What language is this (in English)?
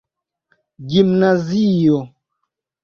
Esperanto